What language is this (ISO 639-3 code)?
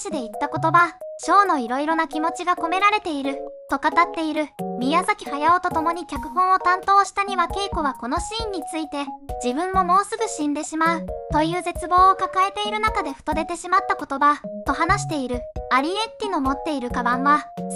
jpn